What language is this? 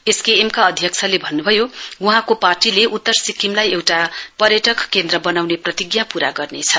Nepali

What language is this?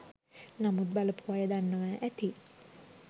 Sinhala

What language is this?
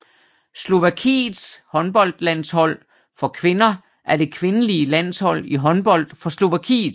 Danish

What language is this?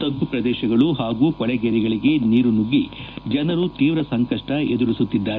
Kannada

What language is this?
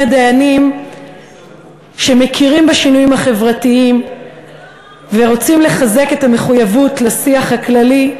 Hebrew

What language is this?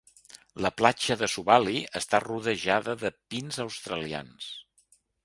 Catalan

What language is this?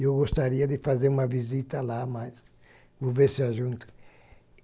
Portuguese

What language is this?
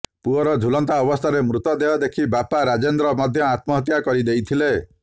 Odia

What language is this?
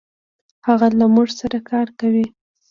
Pashto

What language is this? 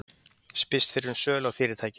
Icelandic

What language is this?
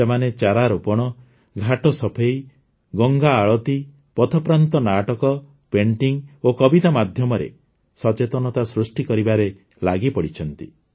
Odia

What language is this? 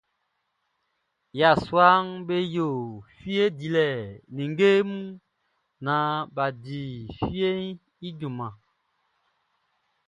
Baoulé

